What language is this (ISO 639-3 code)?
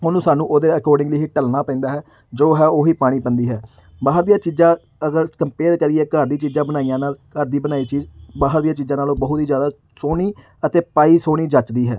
pan